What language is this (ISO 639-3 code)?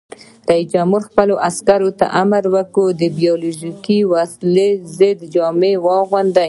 pus